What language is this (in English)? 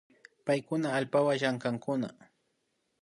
Imbabura Highland Quichua